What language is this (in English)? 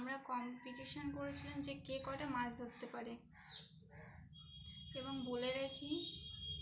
Bangla